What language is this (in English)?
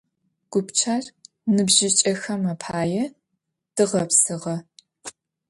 Adyghe